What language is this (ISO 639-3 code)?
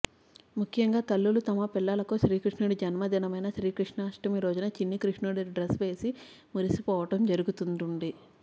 tel